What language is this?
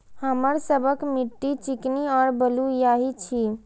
Maithili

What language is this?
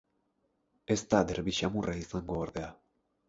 Basque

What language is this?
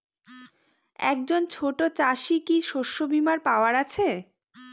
Bangla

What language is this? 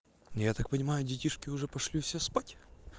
Russian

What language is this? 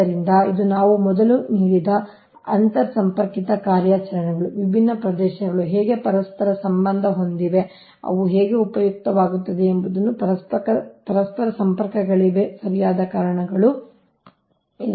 Kannada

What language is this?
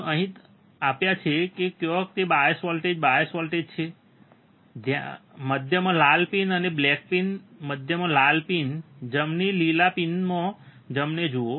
Gujarati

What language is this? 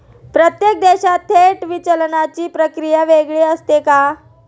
Marathi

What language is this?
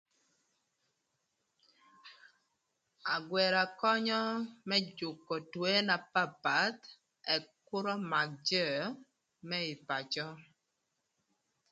Thur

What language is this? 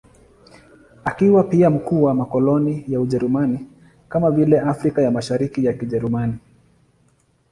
Swahili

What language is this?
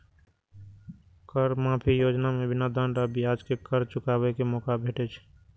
Maithili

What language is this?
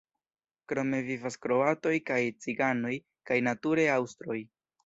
Esperanto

